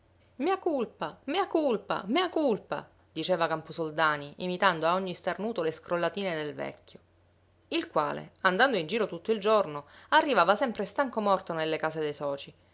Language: Italian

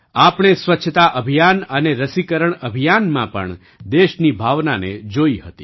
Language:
Gujarati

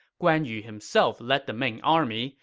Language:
English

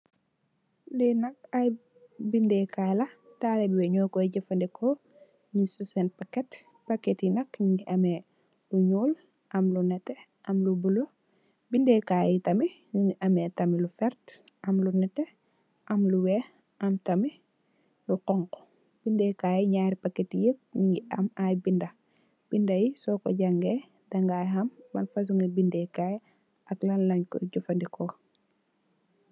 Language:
Wolof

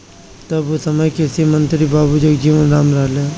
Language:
Bhojpuri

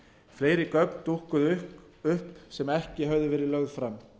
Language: Icelandic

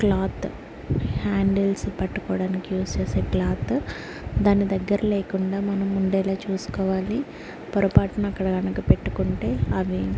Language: Telugu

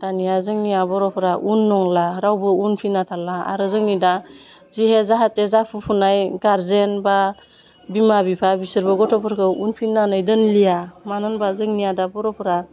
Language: Bodo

